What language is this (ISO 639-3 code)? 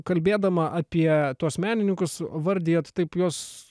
lit